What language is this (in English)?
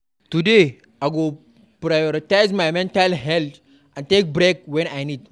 Nigerian Pidgin